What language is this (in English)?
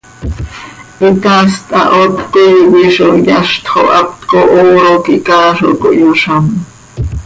Seri